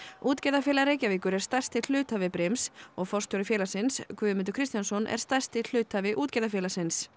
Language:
Icelandic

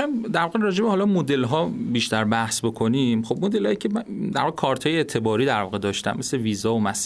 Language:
Persian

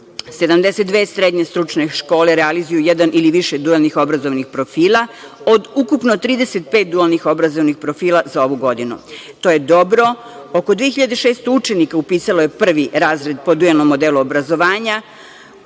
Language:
Serbian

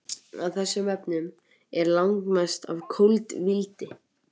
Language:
Icelandic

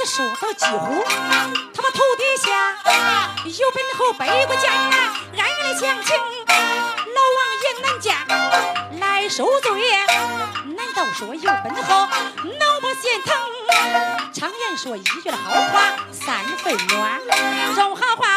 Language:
Chinese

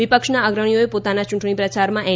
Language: Gujarati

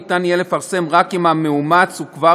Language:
Hebrew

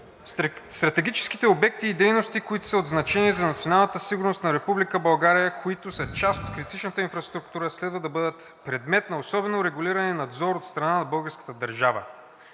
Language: Bulgarian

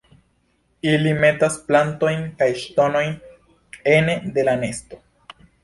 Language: Esperanto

